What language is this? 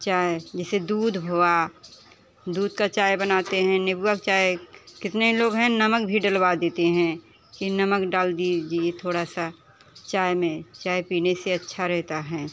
Hindi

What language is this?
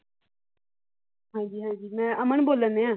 Punjabi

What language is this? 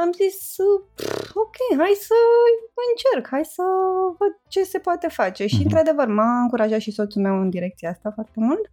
Romanian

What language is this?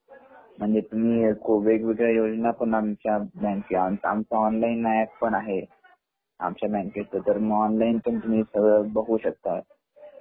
Marathi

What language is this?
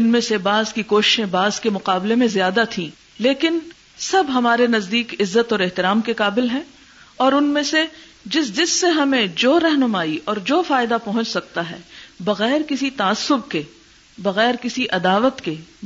Urdu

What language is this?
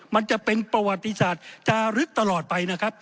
Thai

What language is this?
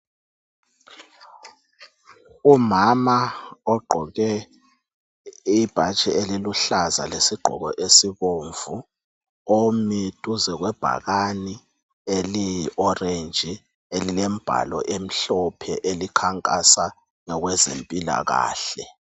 North Ndebele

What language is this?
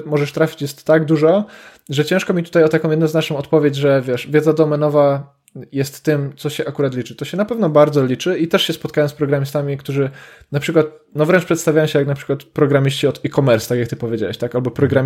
Polish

